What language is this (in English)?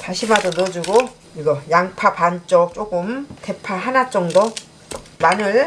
Korean